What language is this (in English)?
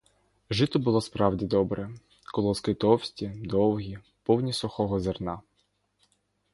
Ukrainian